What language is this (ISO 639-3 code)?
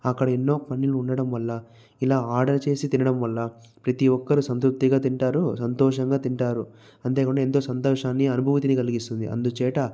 tel